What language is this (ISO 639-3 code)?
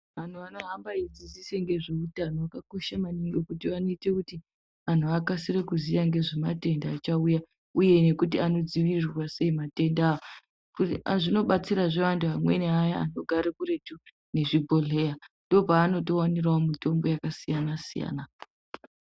ndc